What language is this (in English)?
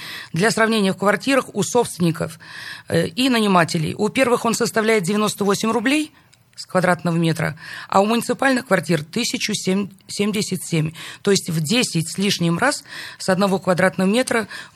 Russian